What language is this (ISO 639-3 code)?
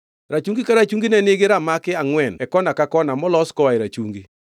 luo